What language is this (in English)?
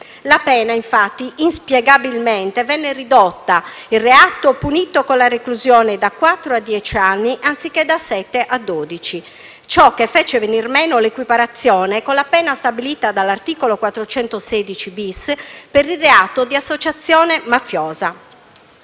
Italian